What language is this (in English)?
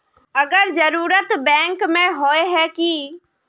Magahi